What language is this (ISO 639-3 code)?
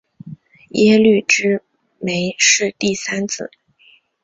zho